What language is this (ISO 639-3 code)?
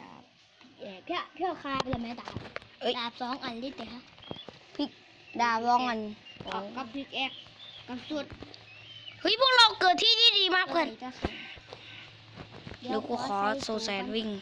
tha